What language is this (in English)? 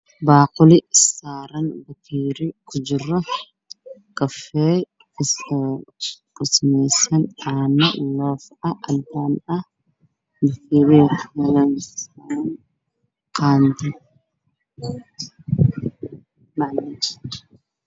Somali